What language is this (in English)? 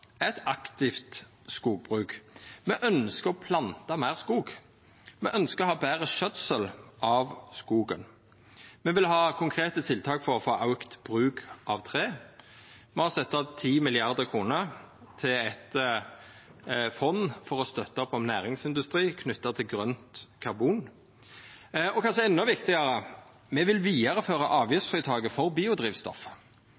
Norwegian Nynorsk